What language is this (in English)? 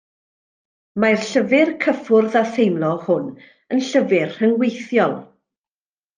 Welsh